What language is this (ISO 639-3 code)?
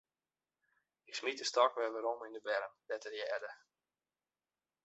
fry